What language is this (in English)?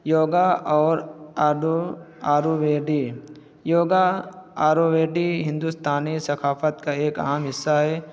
Urdu